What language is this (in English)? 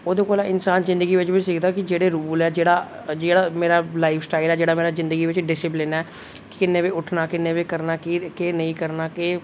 Dogri